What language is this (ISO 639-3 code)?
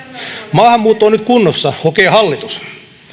fin